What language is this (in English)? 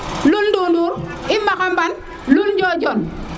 Serer